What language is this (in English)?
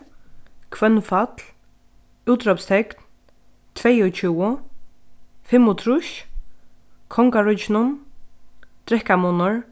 Faroese